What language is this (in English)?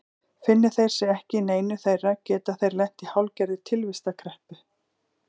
Icelandic